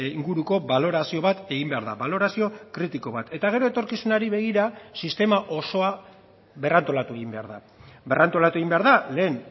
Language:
Basque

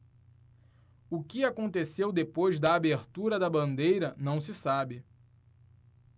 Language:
Portuguese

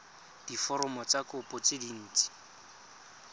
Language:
Tswana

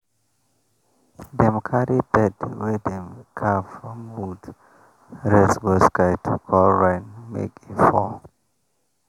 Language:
Nigerian Pidgin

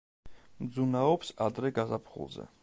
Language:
Georgian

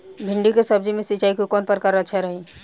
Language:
Bhojpuri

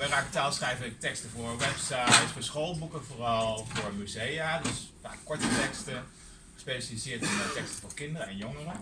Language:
Dutch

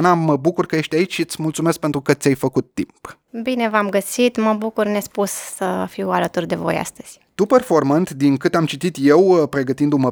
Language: Romanian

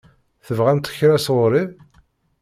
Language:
Kabyle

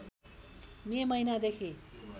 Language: Nepali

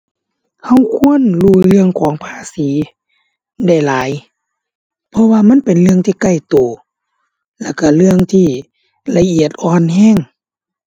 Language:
Thai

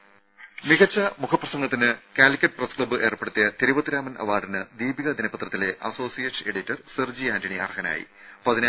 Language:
Malayalam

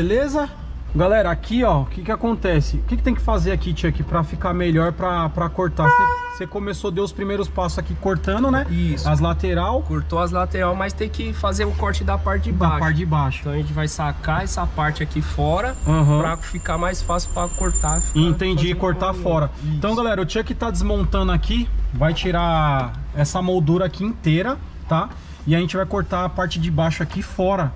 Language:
Portuguese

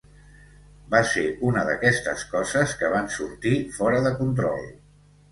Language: Catalan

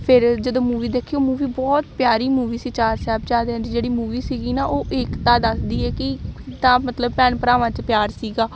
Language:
Punjabi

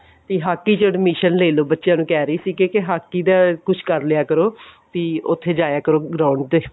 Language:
Punjabi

